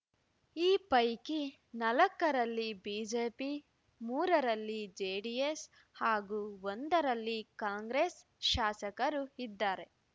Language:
Kannada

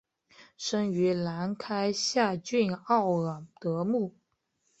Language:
Chinese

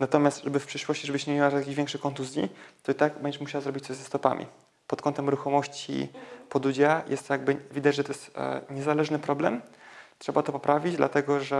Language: Polish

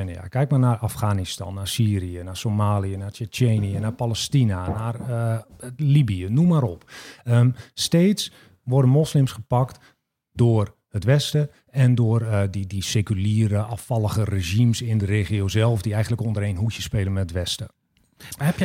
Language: Dutch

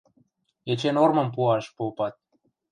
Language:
Western Mari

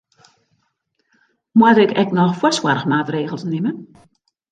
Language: Western Frisian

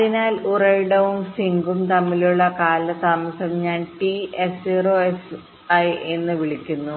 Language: Malayalam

